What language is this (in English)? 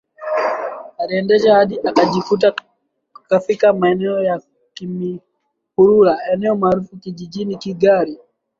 Swahili